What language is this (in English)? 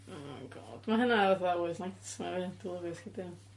Welsh